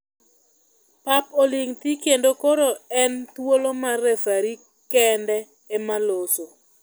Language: Luo (Kenya and Tanzania)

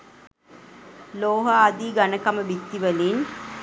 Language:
Sinhala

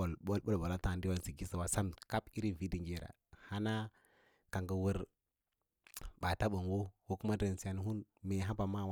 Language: Lala-Roba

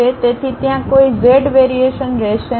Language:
Gujarati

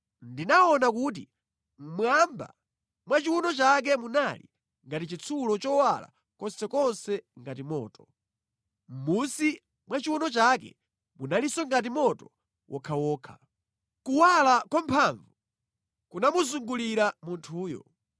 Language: Nyanja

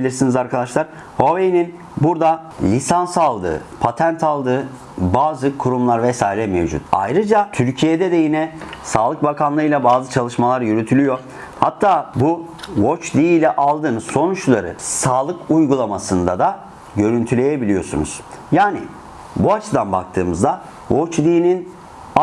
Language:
Turkish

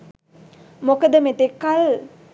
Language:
Sinhala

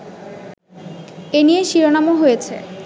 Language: Bangla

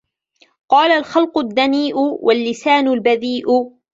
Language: Arabic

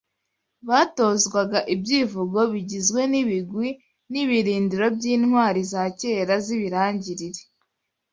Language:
Kinyarwanda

